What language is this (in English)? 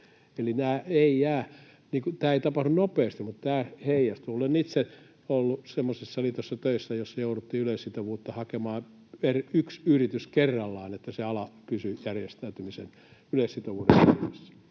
Finnish